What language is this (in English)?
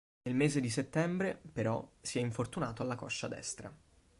Italian